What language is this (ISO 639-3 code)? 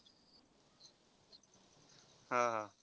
mar